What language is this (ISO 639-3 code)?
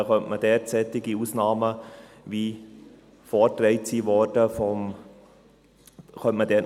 gsw